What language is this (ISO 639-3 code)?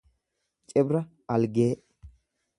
orm